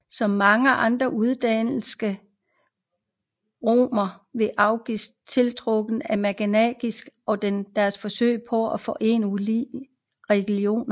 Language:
Danish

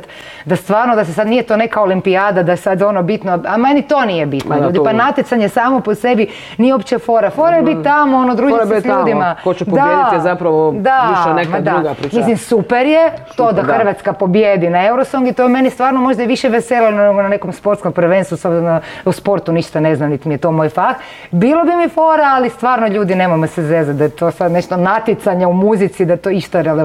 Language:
Croatian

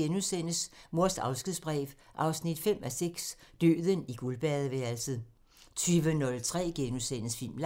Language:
Danish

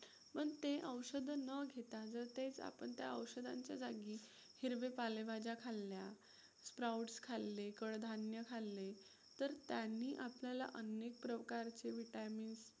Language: Marathi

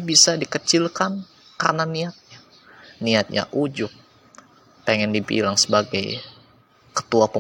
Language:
Indonesian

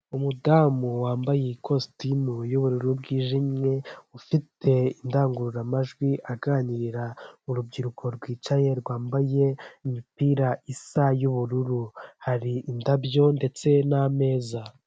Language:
Kinyarwanda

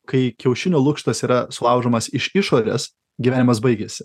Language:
Lithuanian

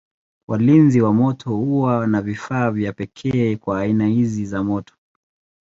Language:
Swahili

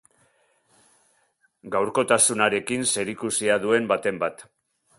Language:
Basque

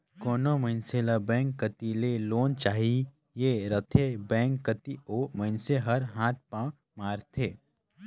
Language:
Chhattisgarhi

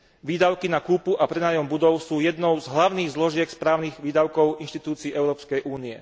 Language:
Slovak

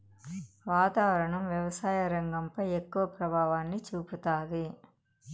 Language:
Telugu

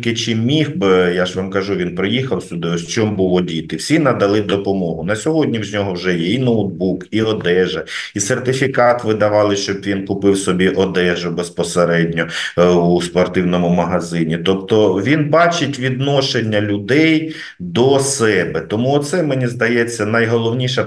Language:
Ukrainian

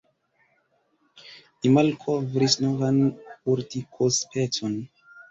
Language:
Esperanto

